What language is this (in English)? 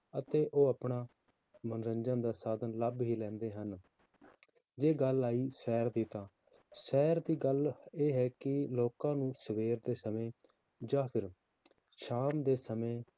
Punjabi